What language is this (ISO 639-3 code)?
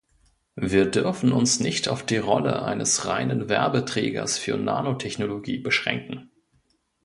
deu